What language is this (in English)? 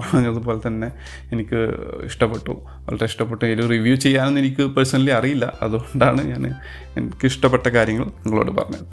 Malayalam